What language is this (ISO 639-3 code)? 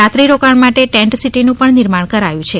guj